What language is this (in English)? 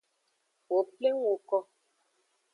Aja (Benin)